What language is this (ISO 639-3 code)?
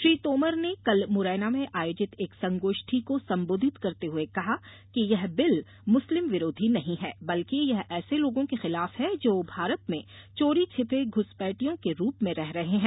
hin